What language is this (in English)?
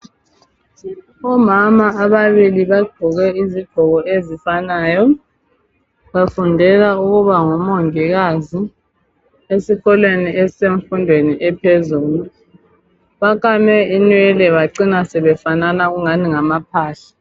North Ndebele